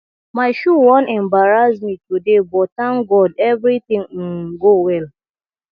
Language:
Nigerian Pidgin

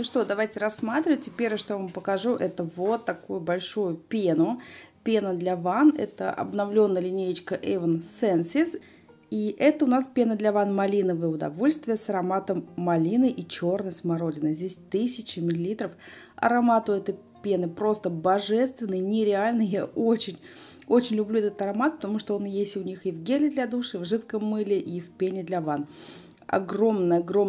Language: Russian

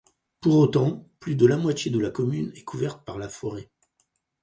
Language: French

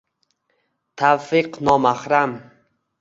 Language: Uzbek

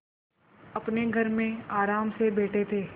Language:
Hindi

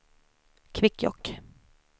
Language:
Swedish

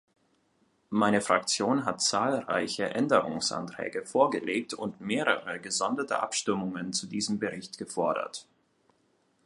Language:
German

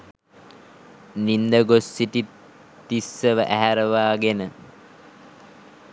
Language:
Sinhala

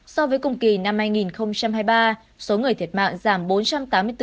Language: Vietnamese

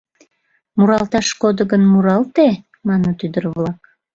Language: Mari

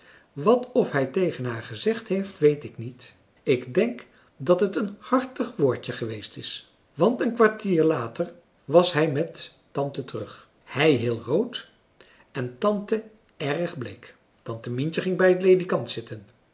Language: Dutch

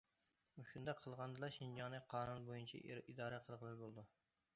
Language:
Uyghur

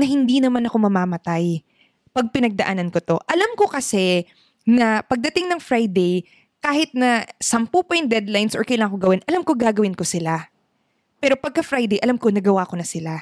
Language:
Filipino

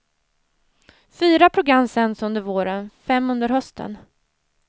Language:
Swedish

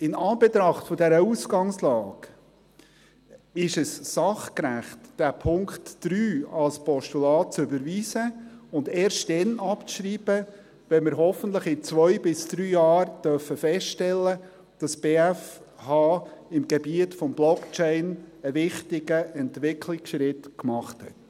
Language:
Swiss German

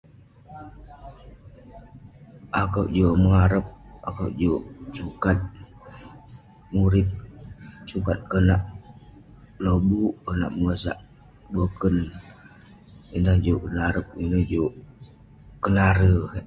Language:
Western Penan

